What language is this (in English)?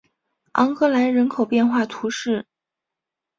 Chinese